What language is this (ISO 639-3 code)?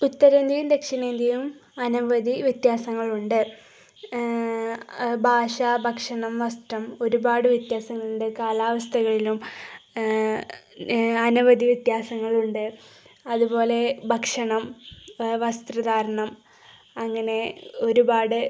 mal